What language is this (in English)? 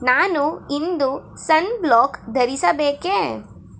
Kannada